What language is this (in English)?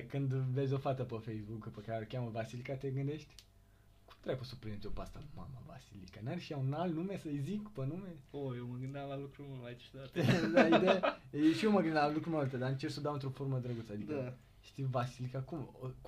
Romanian